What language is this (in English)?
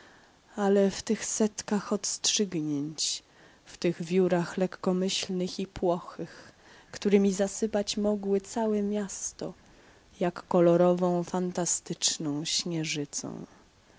Polish